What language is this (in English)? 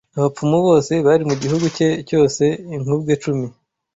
Kinyarwanda